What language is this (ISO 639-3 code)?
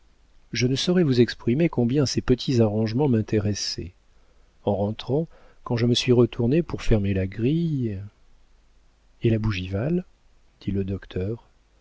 fra